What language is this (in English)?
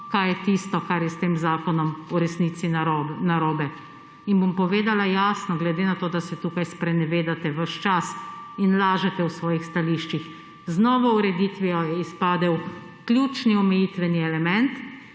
Slovenian